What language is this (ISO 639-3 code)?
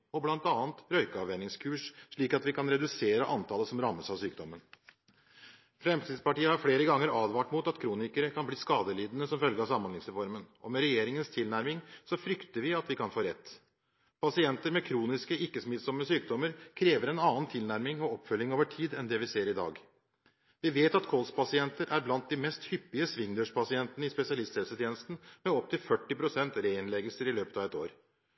nob